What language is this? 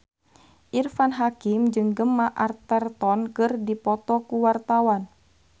Sundanese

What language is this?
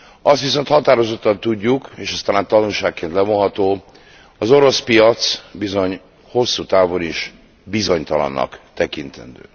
Hungarian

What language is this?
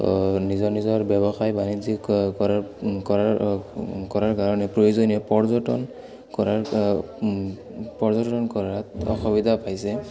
Assamese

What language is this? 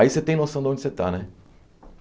Portuguese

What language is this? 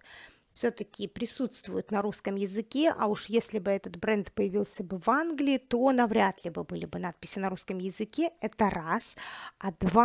Russian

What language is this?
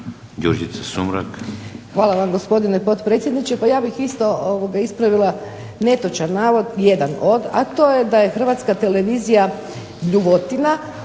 Croatian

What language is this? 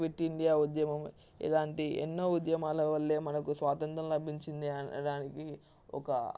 Telugu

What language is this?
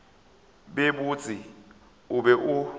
Northern Sotho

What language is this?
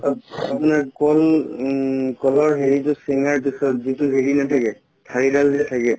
Assamese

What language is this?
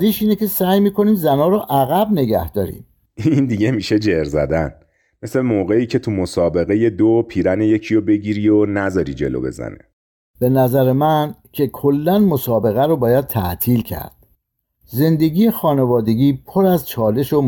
Persian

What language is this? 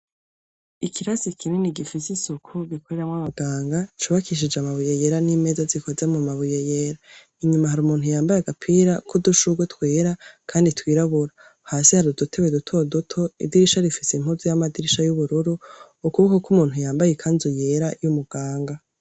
Rundi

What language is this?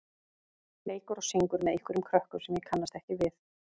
Icelandic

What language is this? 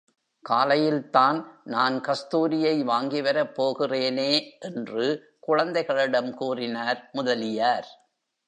Tamil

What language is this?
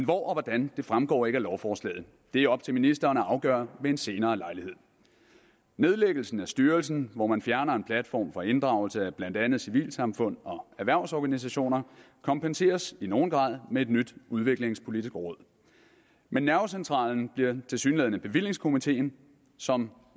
Danish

